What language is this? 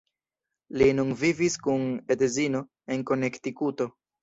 Esperanto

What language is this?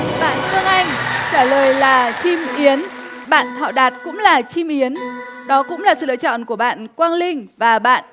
Vietnamese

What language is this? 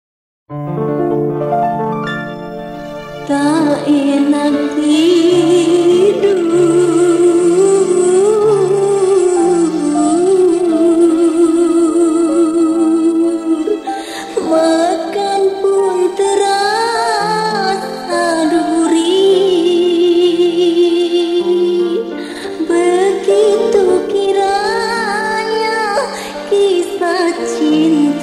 Indonesian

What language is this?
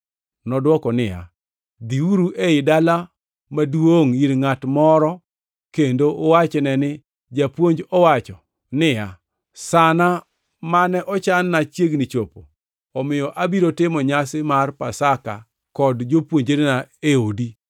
Luo (Kenya and Tanzania)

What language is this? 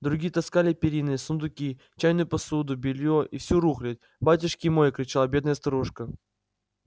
Russian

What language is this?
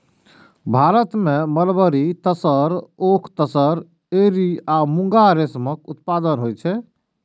Maithili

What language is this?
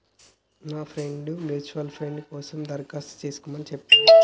Telugu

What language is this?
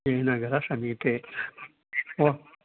Sanskrit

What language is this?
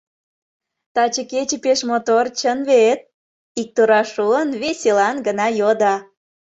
Mari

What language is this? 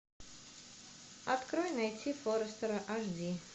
Russian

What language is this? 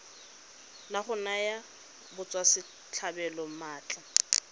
Tswana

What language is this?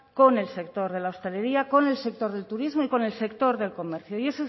Spanish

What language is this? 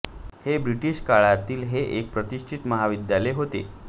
Marathi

